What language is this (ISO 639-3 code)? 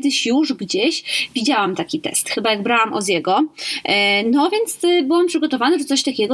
pol